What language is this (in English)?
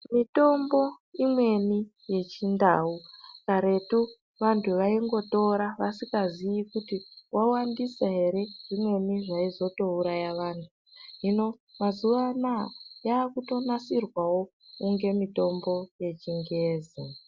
Ndau